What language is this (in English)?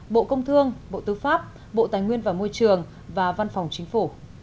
Vietnamese